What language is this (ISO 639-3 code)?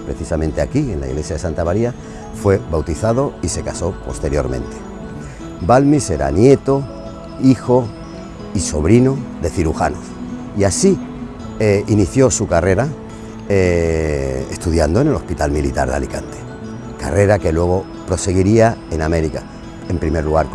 spa